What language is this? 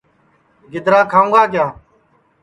Sansi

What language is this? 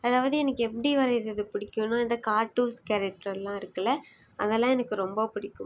Tamil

